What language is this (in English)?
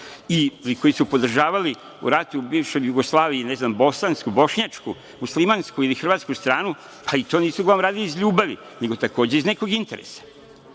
Serbian